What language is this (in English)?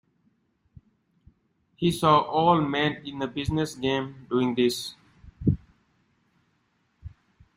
English